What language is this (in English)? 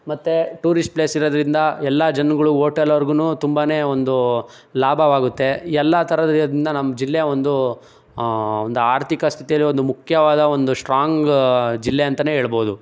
Kannada